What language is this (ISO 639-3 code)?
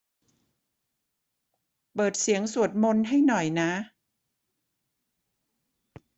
tha